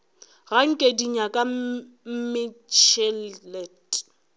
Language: Northern Sotho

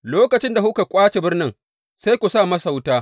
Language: Hausa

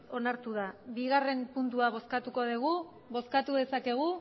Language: Basque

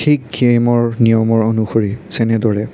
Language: Assamese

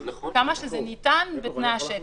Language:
Hebrew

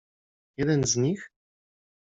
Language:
Polish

